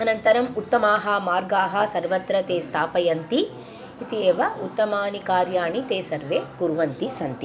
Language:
Sanskrit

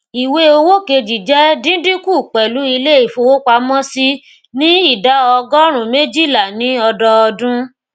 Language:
Yoruba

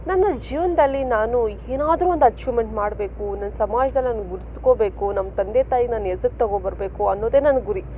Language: Kannada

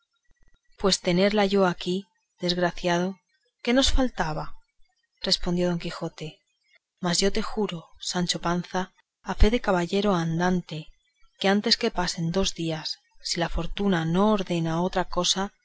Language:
Spanish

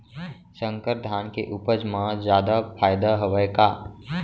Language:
Chhattisgarhi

